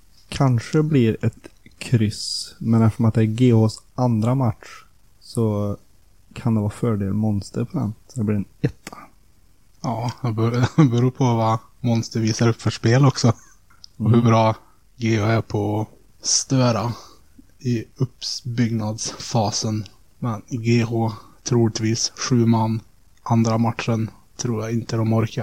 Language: Swedish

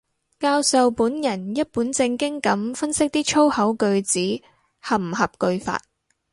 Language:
Cantonese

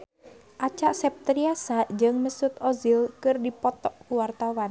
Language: Sundanese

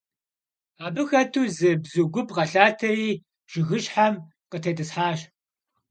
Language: Kabardian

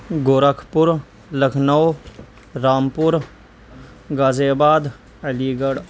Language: Urdu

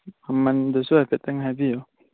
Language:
Manipuri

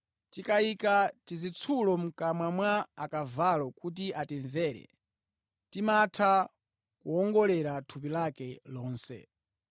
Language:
Nyanja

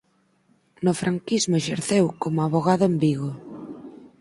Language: Galician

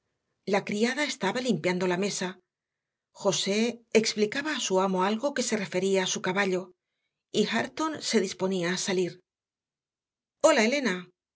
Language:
Spanish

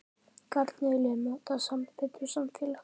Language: Icelandic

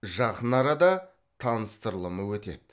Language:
Kazakh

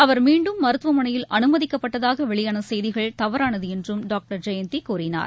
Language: Tamil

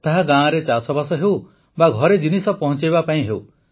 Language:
Odia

